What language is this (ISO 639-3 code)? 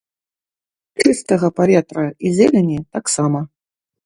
bel